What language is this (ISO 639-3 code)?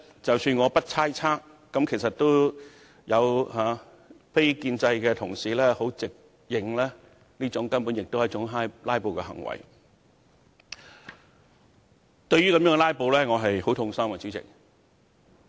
yue